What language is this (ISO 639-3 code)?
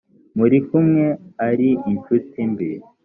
kin